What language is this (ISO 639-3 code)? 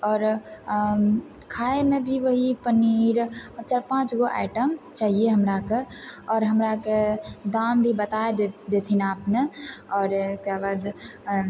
mai